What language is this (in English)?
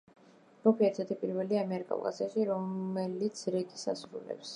Georgian